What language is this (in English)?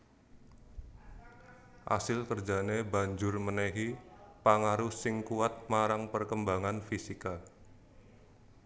Javanese